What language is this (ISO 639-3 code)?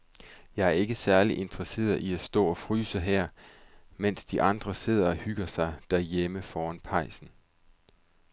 dan